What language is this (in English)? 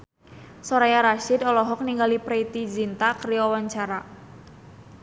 Sundanese